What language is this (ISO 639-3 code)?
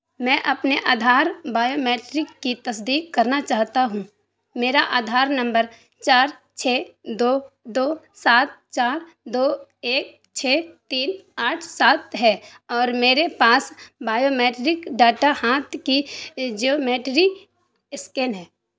urd